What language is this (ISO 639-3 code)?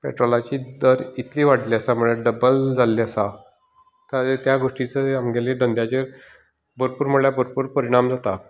kok